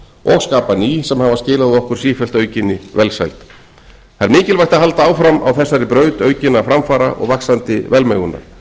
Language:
Icelandic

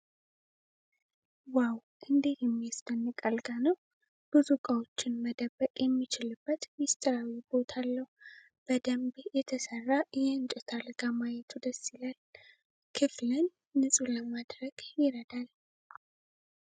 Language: Amharic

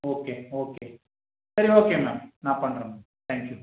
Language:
Tamil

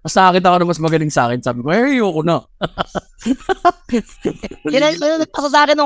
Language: Filipino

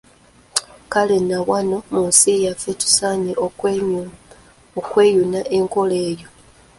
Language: Ganda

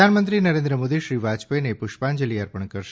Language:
Gujarati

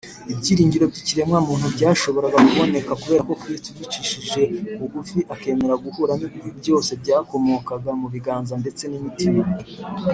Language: Kinyarwanda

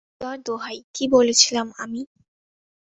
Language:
Bangla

